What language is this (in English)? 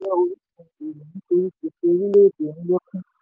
Yoruba